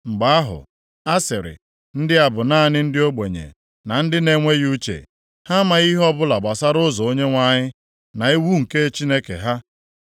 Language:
Igbo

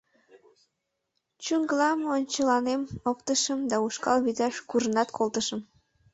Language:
Mari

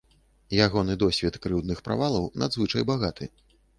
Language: Belarusian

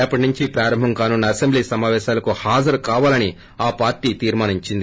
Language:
Telugu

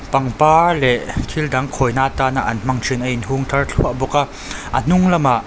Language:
Mizo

